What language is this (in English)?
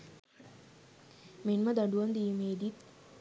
Sinhala